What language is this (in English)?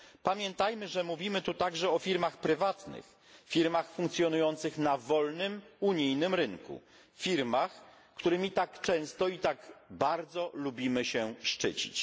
Polish